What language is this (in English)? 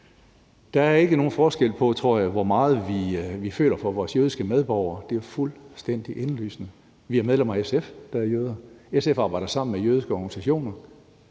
Danish